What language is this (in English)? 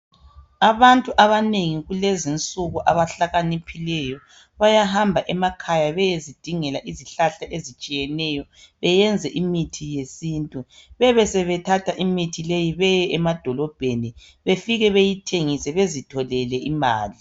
North Ndebele